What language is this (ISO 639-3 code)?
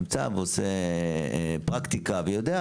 heb